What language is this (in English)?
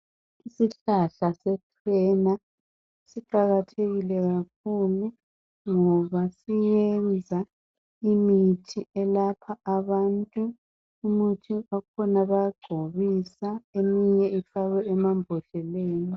North Ndebele